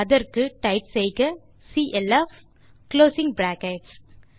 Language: Tamil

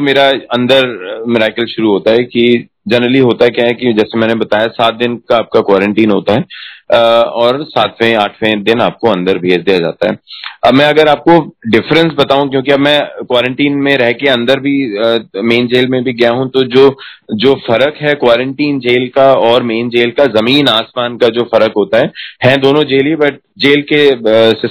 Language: Hindi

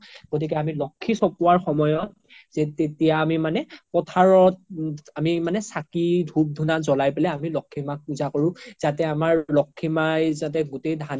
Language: Assamese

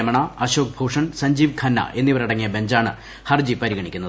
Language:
Malayalam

